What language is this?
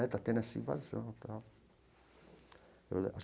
Portuguese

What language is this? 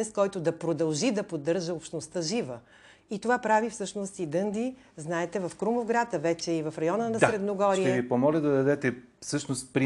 Bulgarian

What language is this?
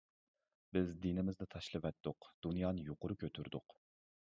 Uyghur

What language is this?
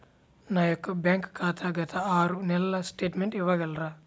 Telugu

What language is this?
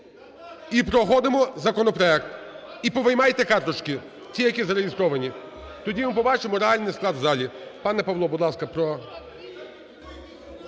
Ukrainian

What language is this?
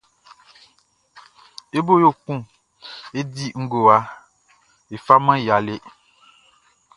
Baoulé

